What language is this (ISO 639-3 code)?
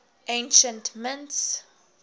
eng